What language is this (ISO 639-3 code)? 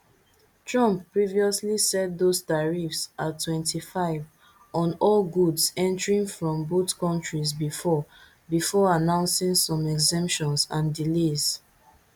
pcm